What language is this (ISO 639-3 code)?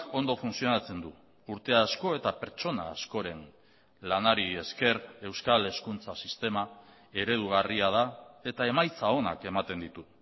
eus